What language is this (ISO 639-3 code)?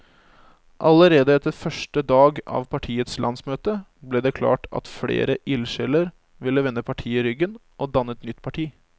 nor